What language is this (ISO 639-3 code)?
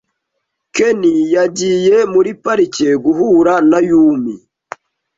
kin